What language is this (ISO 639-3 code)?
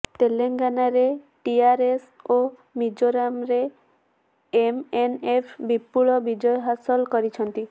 ori